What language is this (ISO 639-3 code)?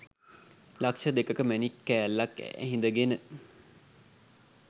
sin